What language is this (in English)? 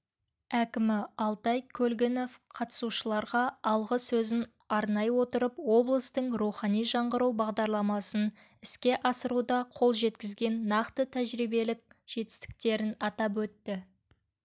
Kazakh